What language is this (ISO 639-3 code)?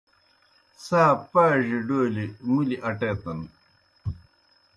plk